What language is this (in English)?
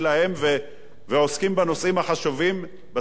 Hebrew